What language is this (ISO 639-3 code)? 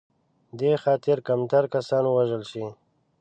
pus